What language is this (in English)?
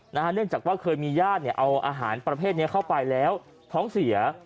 Thai